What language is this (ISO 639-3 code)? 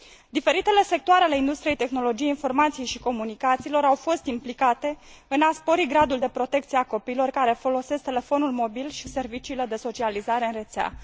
ron